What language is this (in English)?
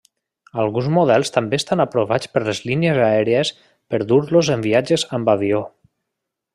Catalan